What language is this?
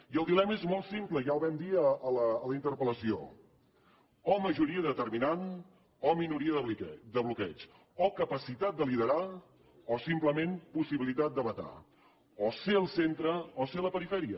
Catalan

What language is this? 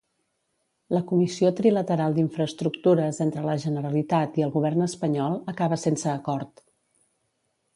Catalan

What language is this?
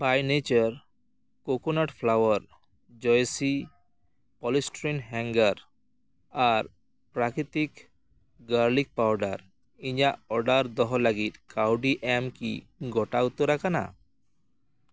Santali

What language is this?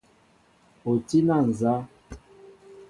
Mbo (Cameroon)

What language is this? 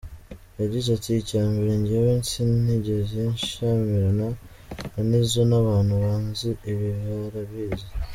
Kinyarwanda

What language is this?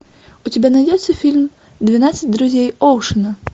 Russian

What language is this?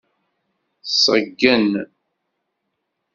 Kabyle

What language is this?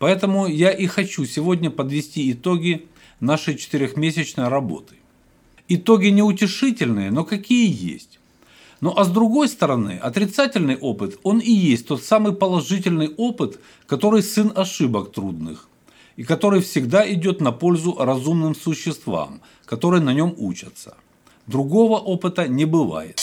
Russian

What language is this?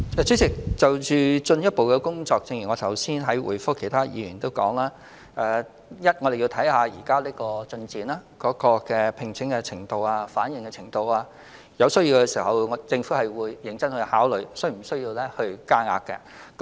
Cantonese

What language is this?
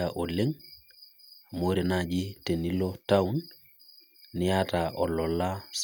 Masai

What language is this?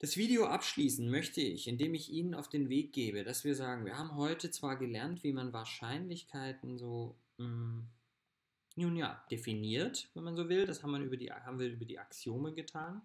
German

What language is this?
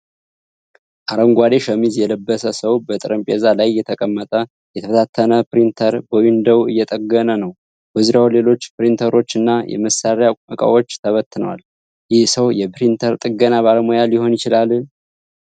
Amharic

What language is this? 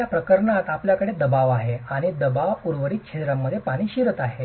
Marathi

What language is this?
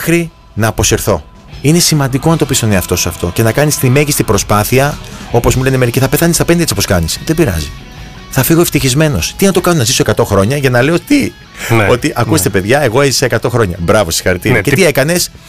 Greek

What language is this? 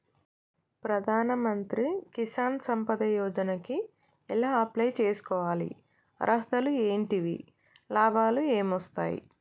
Telugu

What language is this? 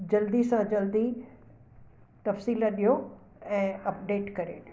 Sindhi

